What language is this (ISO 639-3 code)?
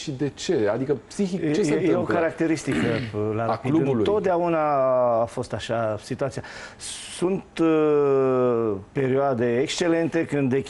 ron